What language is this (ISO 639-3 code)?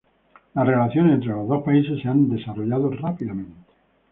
spa